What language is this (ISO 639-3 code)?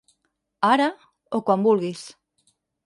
cat